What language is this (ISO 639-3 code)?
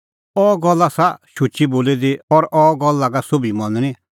kfx